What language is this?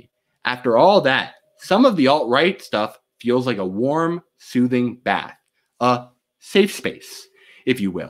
English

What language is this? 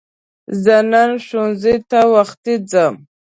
Pashto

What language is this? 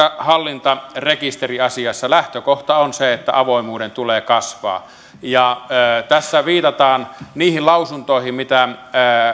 Finnish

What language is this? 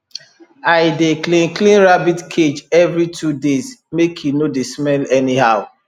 Nigerian Pidgin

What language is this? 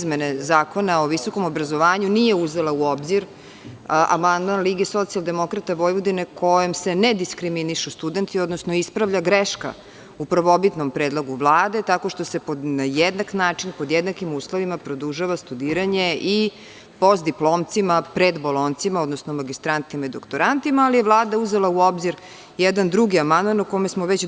Serbian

